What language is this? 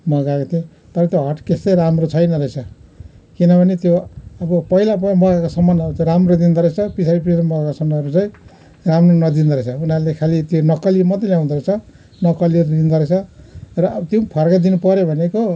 Nepali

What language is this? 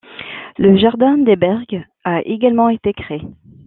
French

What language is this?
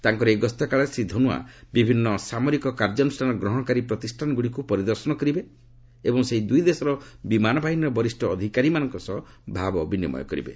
Odia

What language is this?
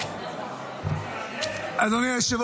Hebrew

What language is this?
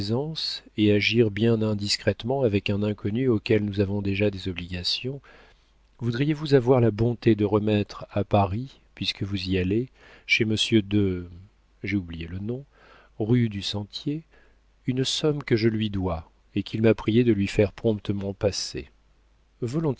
French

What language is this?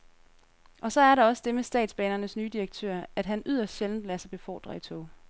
Danish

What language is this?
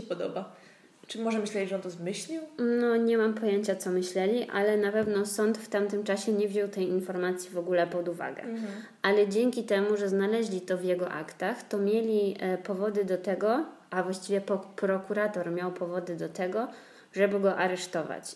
Polish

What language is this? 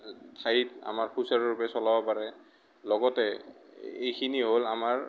Assamese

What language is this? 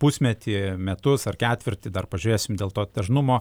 Lithuanian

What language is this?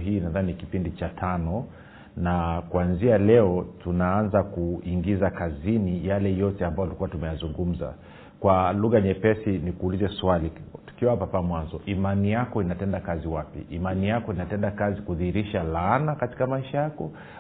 Swahili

